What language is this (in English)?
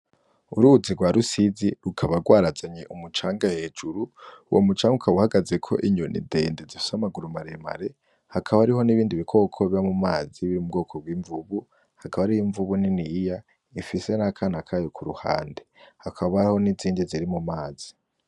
Rundi